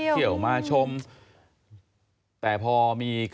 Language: Thai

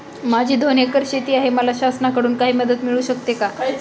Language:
Marathi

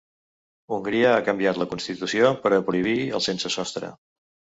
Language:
Catalan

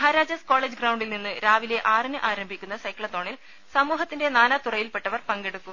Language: Malayalam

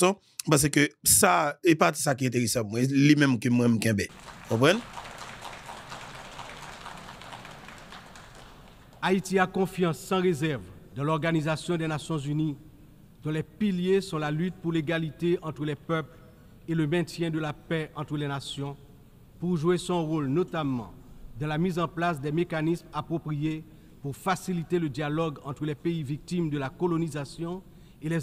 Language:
French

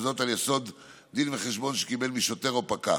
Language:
Hebrew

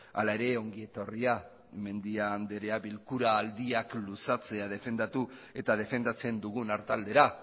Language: Basque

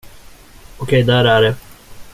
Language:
Swedish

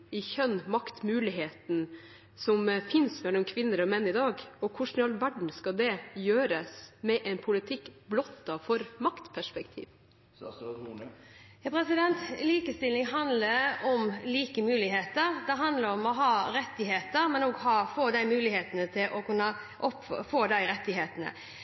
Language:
Norwegian Bokmål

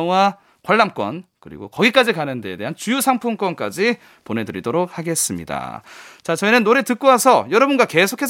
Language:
Korean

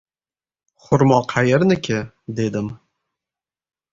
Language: Uzbek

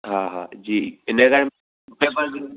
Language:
Sindhi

